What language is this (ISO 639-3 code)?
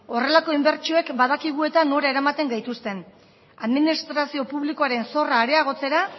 eus